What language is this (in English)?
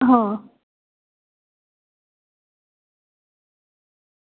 Gujarati